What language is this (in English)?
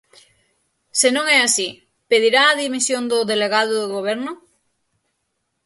Galician